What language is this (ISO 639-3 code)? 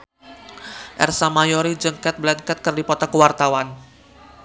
sun